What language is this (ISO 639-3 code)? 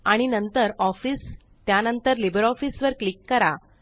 mar